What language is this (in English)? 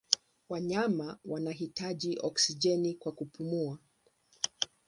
Swahili